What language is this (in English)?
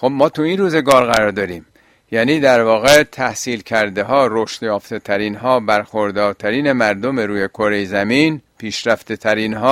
Persian